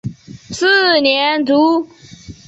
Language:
Chinese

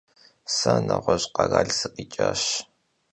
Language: Kabardian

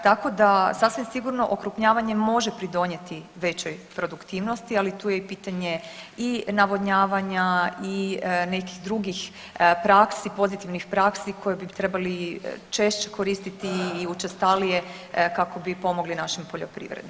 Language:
Croatian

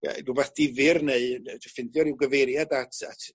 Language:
Welsh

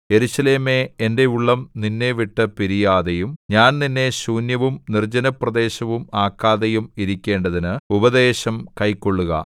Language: Malayalam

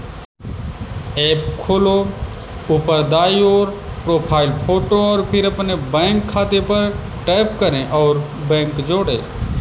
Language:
Hindi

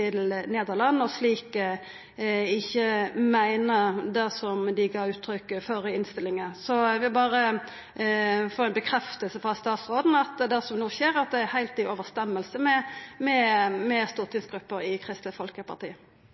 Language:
Norwegian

